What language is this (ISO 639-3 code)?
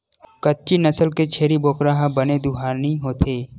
hne